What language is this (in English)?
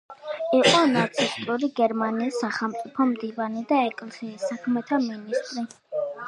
Georgian